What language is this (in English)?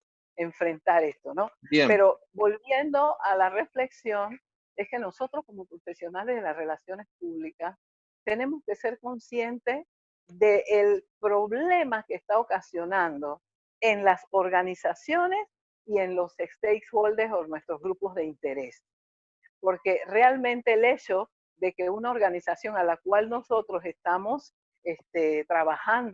Spanish